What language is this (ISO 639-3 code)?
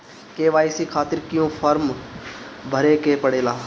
bho